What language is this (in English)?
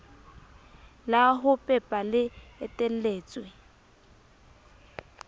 Southern Sotho